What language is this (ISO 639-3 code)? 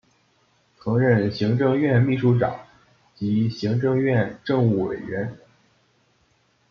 zho